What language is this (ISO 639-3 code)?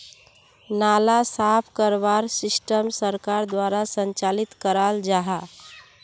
mag